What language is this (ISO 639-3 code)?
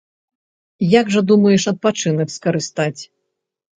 bel